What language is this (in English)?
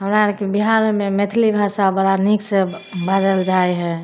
Maithili